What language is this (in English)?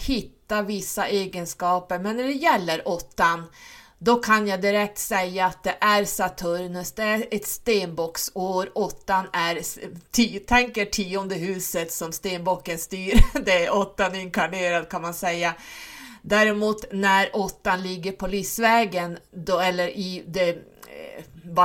Swedish